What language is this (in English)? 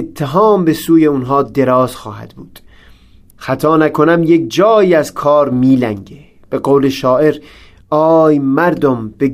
Persian